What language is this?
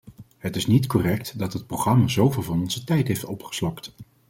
Dutch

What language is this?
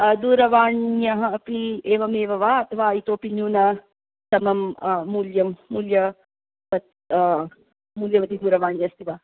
Sanskrit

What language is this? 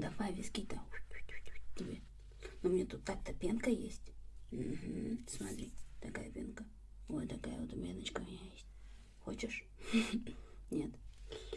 Russian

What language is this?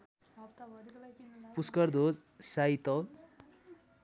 Nepali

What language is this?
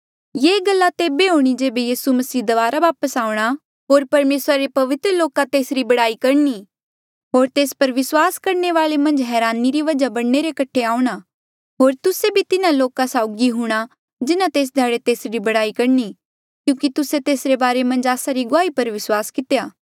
Mandeali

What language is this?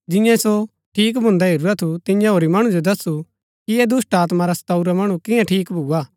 Gaddi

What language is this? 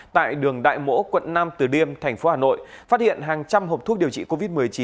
Vietnamese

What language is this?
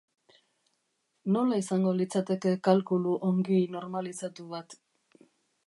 Basque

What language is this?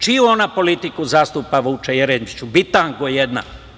Serbian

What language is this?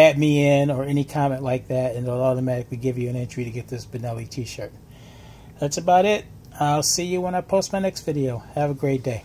English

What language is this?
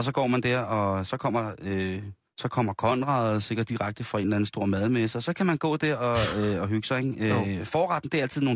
Danish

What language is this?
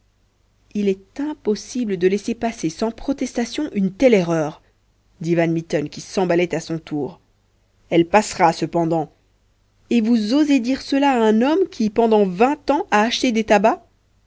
French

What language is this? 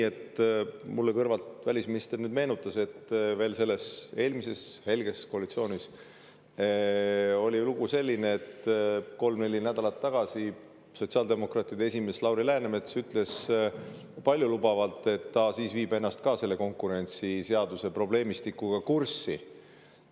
Estonian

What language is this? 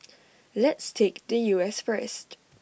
English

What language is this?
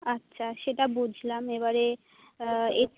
Bangla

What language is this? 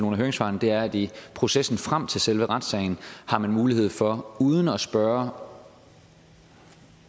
Danish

